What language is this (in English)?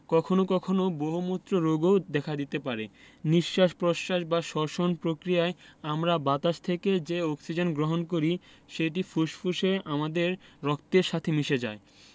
Bangla